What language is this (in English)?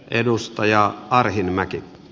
Finnish